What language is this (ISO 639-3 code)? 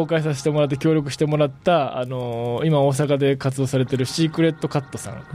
jpn